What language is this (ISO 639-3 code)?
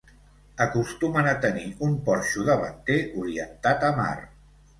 cat